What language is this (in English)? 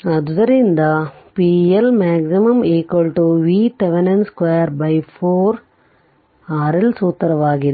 Kannada